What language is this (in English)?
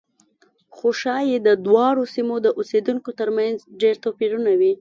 Pashto